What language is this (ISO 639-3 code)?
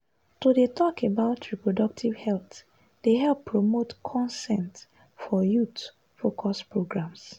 pcm